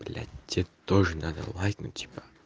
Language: Russian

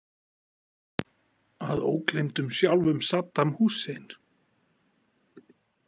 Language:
Icelandic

